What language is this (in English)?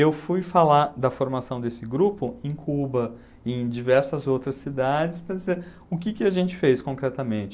Portuguese